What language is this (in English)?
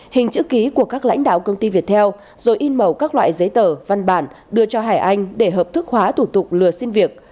Vietnamese